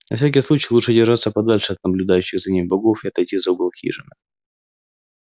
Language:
Russian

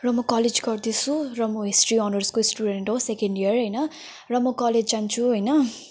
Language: Nepali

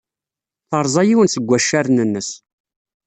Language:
Kabyle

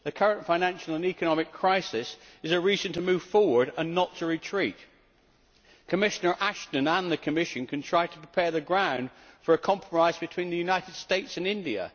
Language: English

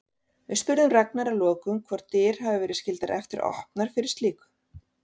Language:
Icelandic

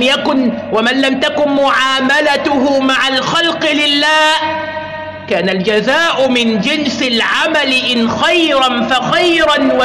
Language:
Arabic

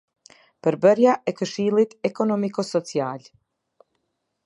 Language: Albanian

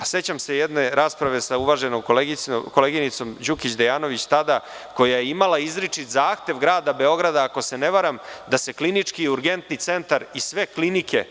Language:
Serbian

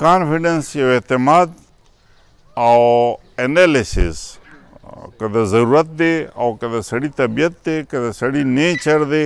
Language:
Romanian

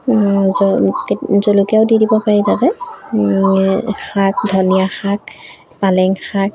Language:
Assamese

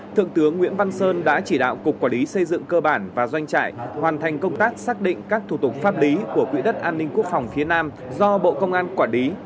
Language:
Vietnamese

